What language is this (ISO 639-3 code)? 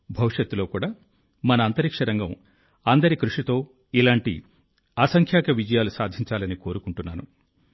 tel